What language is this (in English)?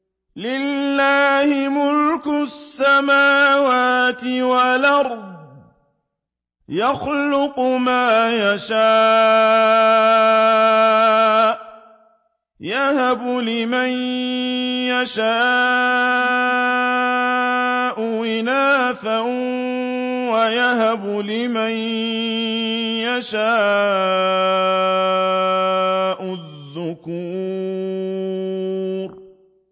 Arabic